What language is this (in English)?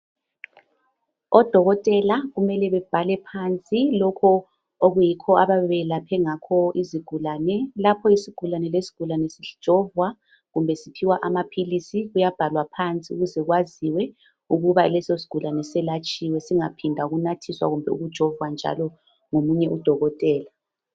North Ndebele